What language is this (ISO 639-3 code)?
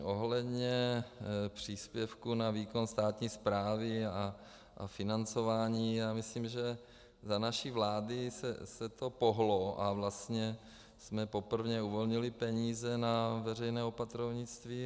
ces